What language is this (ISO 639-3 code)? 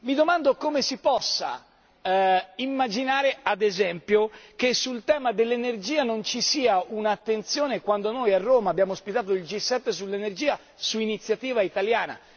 ita